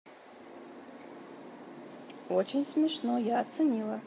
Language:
Russian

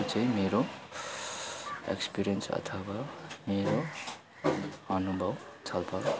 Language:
Nepali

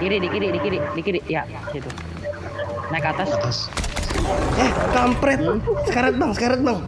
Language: Indonesian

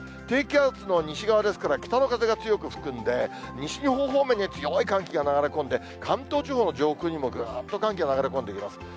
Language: Japanese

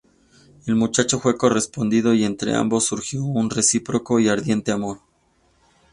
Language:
Spanish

